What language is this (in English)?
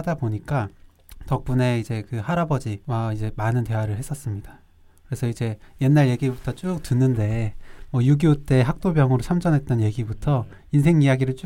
Korean